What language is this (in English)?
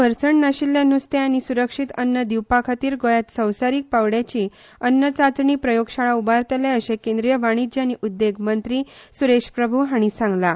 Konkani